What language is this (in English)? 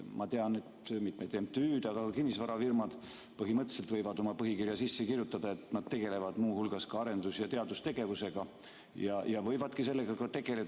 Estonian